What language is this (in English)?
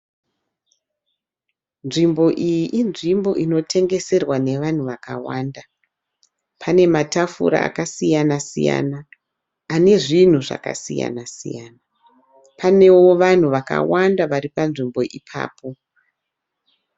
Shona